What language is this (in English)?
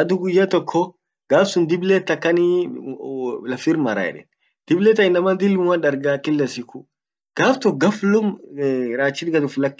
Orma